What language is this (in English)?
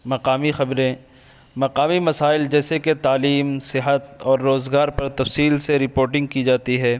Urdu